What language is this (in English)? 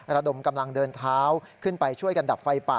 Thai